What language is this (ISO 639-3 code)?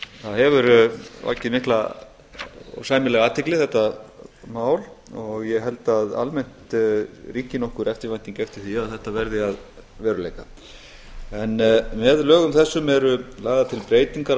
isl